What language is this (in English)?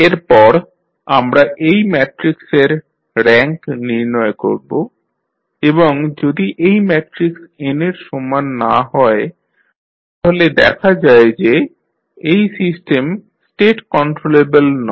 Bangla